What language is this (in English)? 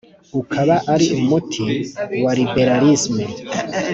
Kinyarwanda